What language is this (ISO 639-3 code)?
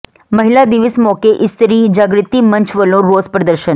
pan